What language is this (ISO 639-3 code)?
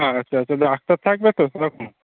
ben